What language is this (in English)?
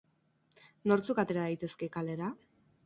Basque